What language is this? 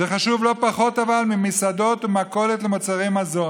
Hebrew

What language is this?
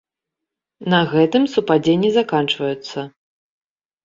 Belarusian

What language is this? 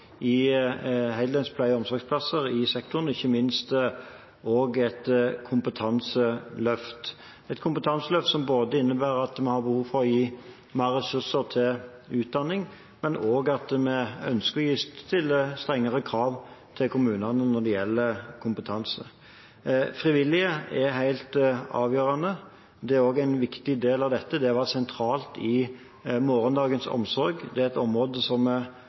Norwegian Bokmål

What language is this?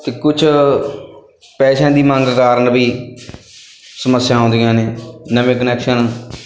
Punjabi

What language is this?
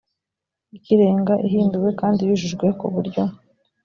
Kinyarwanda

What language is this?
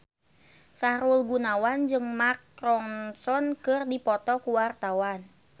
Sundanese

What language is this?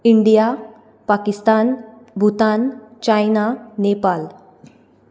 Konkani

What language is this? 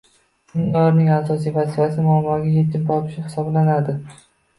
Uzbek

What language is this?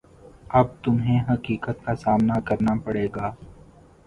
Urdu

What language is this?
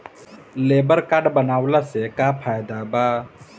Bhojpuri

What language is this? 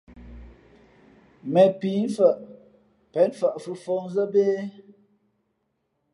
Fe'fe'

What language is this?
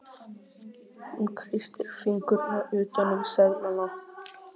Icelandic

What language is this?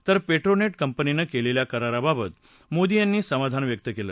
Marathi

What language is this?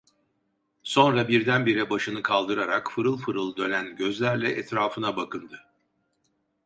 Turkish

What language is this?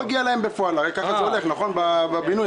Hebrew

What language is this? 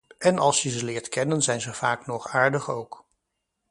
Dutch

